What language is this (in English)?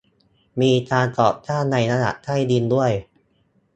Thai